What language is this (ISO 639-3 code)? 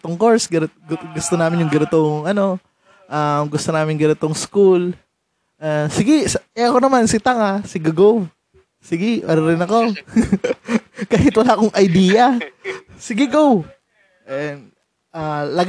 fil